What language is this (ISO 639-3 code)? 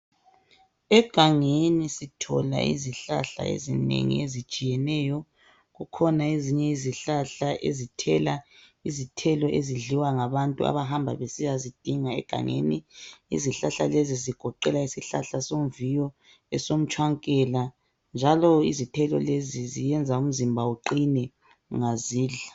nde